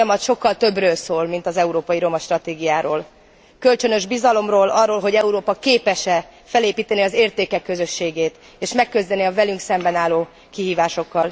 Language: Hungarian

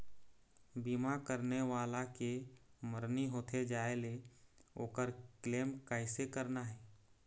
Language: Chhattisgarhi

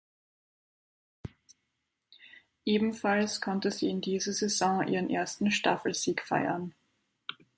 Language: German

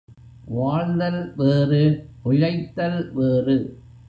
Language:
Tamil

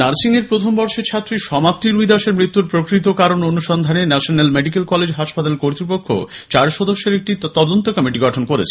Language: Bangla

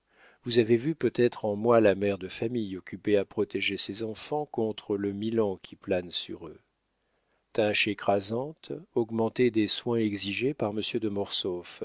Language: French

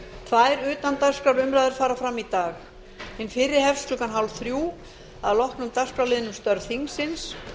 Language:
Icelandic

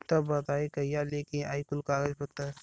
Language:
Bhojpuri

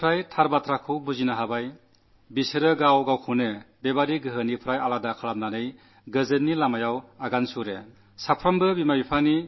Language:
Malayalam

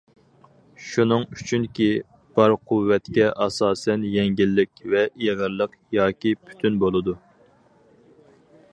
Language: Uyghur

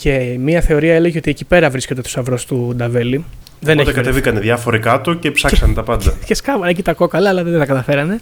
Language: Greek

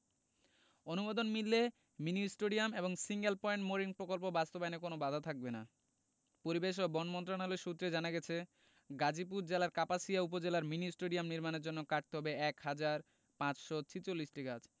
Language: Bangla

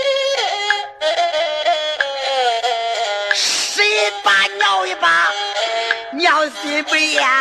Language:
Chinese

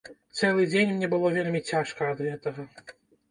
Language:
Belarusian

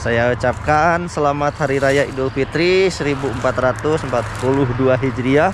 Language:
Indonesian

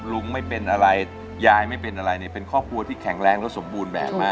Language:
Thai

